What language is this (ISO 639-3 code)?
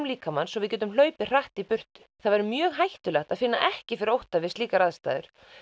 isl